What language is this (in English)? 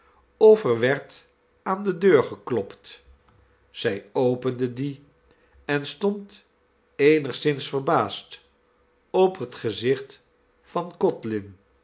Dutch